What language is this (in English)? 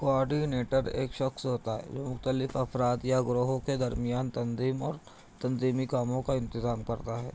Urdu